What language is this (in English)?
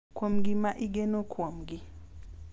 Luo (Kenya and Tanzania)